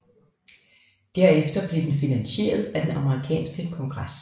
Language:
Danish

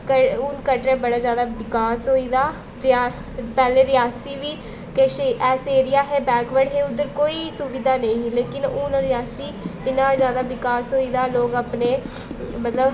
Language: Dogri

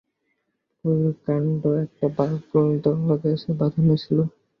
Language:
Bangla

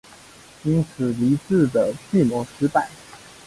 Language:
Chinese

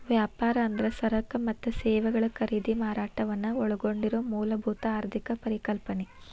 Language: Kannada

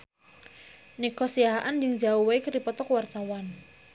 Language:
Sundanese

